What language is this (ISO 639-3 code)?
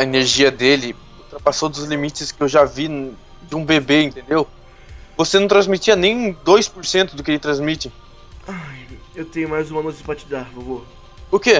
por